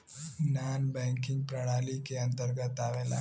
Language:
Bhojpuri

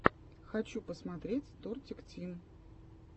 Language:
Russian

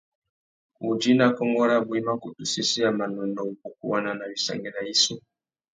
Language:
Tuki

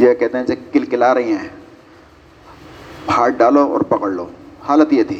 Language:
Urdu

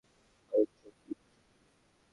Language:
Bangla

